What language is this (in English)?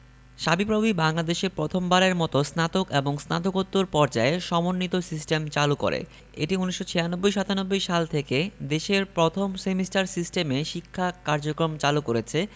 Bangla